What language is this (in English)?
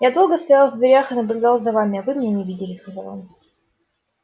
Russian